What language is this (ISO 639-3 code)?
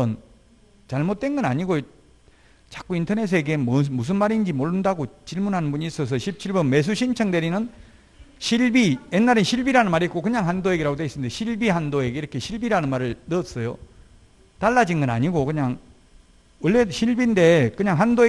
kor